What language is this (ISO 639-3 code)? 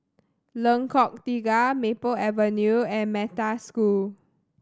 eng